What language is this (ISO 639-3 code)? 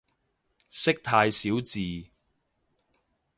yue